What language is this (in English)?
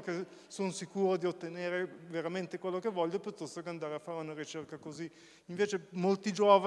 Italian